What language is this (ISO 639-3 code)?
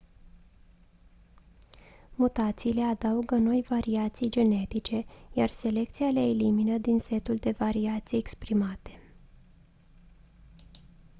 ron